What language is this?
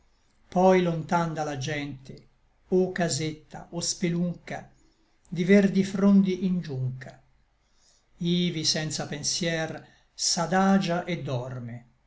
Italian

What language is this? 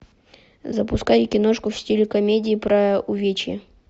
Russian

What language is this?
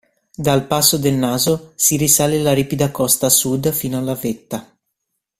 Italian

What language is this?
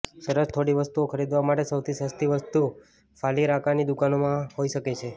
Gujarati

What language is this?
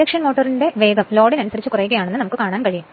Malayalam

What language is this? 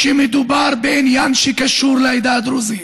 Hebrew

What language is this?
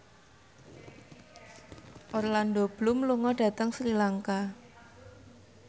Javanese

